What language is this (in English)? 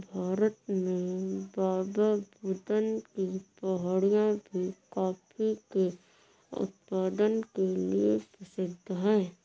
Hindi